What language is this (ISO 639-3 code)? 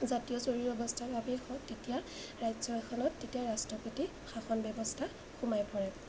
asm